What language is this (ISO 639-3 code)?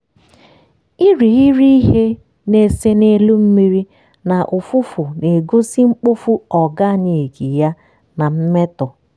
ibo